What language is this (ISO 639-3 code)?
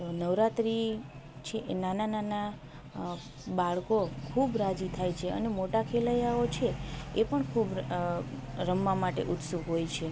guj